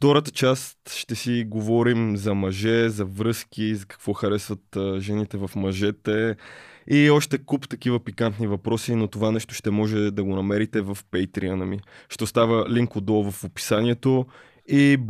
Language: Bulgarian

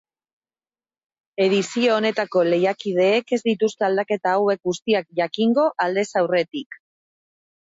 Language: Basque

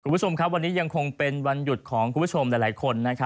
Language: Thai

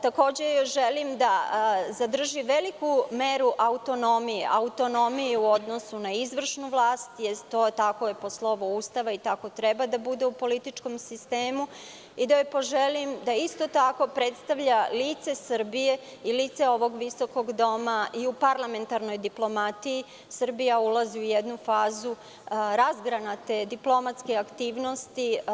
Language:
Serbian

